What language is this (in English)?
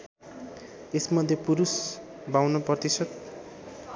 Nepali